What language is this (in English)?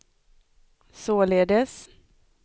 Swedish